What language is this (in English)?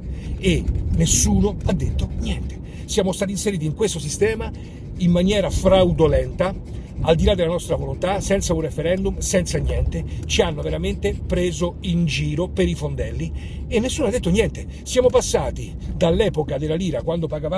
Italian